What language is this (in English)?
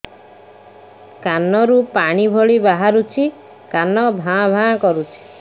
Odia